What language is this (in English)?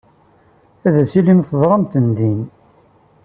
Kabyle